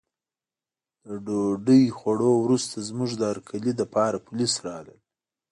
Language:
Pashto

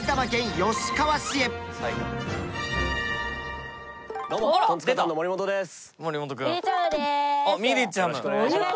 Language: Japanese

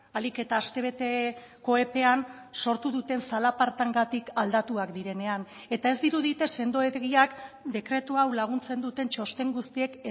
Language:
Basque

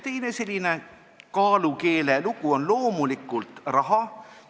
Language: Estonian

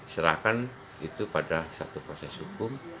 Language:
Indonesian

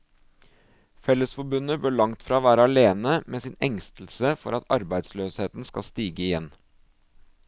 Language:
Norwegian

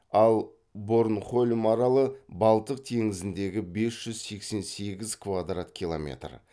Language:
Kazakh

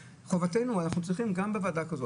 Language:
Hebrew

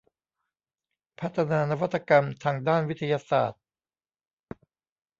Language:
Thai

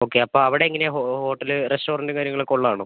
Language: Malayalam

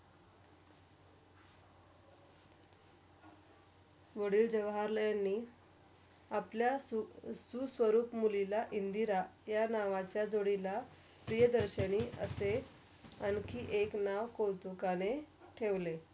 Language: Marathi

